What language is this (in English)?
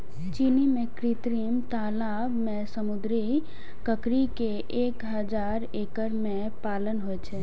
Maithili